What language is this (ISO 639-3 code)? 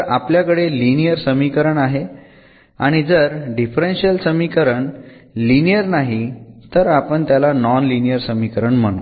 mar